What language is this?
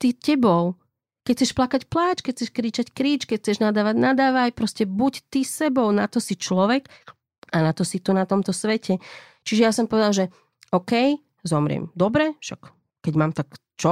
Slovak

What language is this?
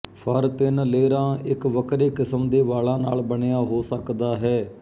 Punjabi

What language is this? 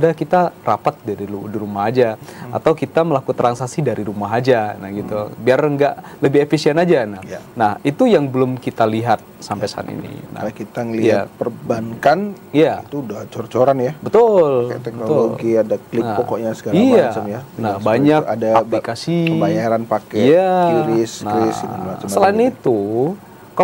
Indonesian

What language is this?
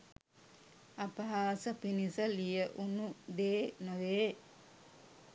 Sinhala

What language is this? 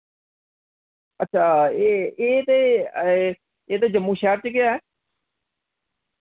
Dogri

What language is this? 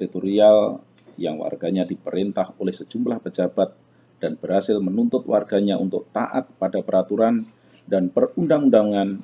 Indonesian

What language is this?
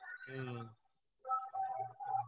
Odia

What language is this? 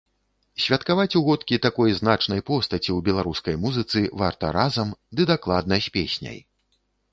Belarusian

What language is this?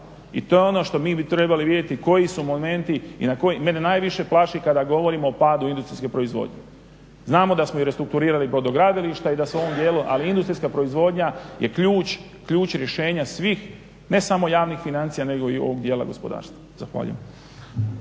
Croatian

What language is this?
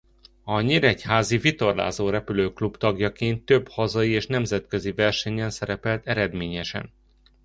Hungarian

